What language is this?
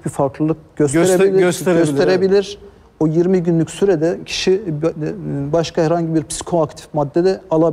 Turkish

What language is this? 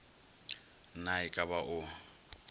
Northern Sotho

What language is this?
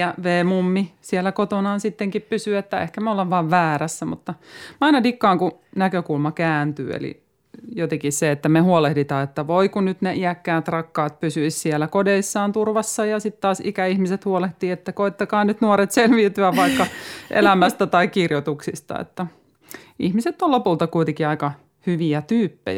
Finnish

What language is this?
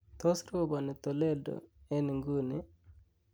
Kalenjin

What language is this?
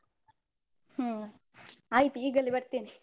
Kannada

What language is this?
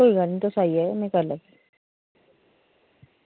Dogri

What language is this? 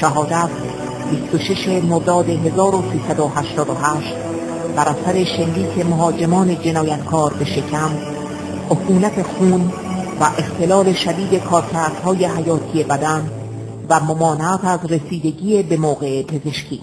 Persian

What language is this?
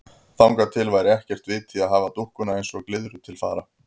Icelandic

